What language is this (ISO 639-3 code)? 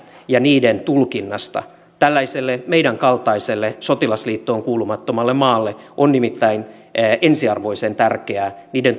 fin